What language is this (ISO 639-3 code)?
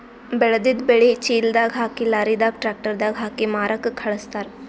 kan